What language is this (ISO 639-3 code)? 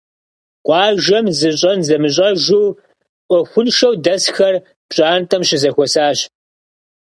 kbd